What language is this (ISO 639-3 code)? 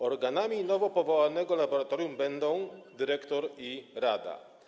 pol